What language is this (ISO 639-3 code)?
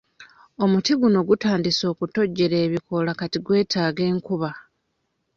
lug